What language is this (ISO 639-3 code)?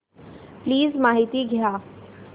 mar